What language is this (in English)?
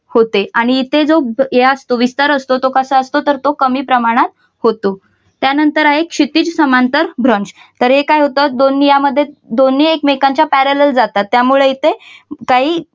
Marathi